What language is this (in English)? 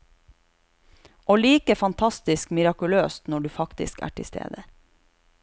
Norwegian